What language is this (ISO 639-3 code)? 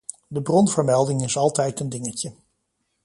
nld